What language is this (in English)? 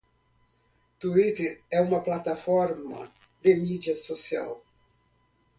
Portuguese